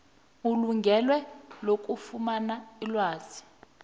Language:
South Ndebele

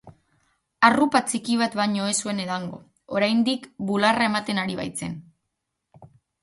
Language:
Basque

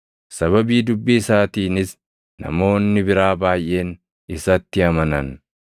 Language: Oromo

